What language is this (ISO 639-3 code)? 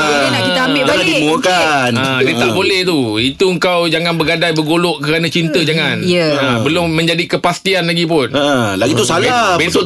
msa